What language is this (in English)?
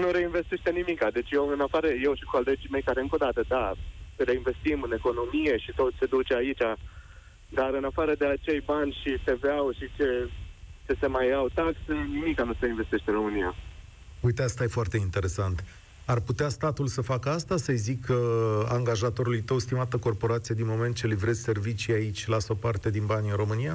Romanian